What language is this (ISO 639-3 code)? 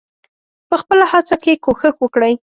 pus